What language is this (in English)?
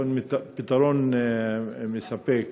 Hebrew